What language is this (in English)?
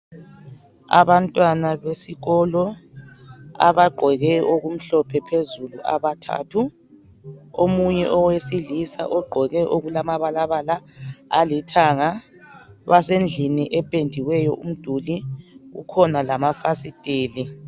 North Ndebele